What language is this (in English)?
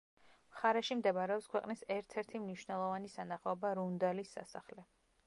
Georgian